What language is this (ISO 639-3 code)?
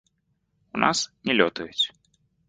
bel